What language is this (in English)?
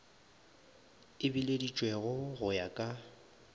Northern Sotho